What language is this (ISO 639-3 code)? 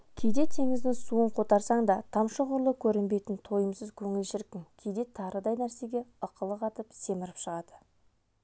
kaz